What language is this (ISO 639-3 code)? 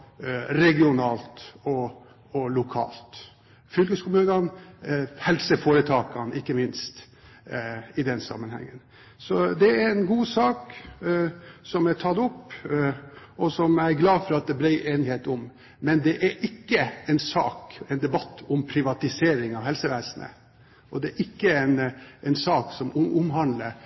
nob